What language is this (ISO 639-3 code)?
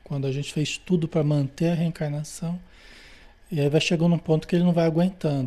por